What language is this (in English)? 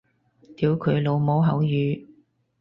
Cantonese